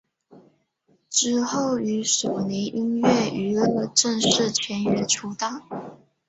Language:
Chinese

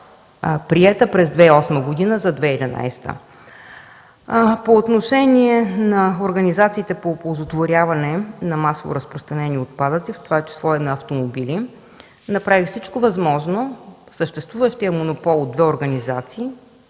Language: Bulgarian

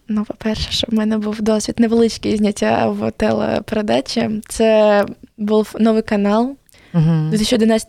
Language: Ukrainian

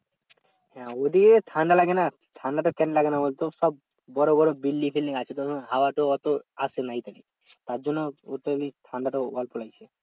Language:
Bangla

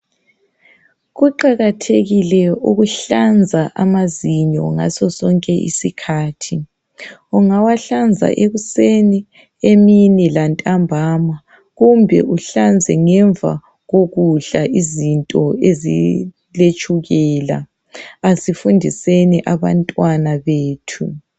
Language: North Ndebele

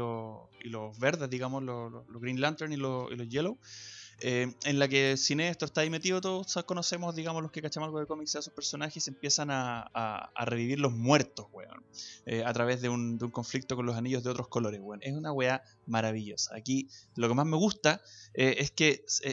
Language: Spanish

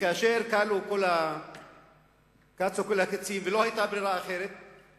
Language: Hebrew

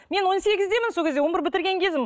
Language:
Kazakh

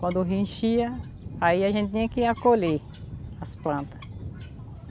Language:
Portuguese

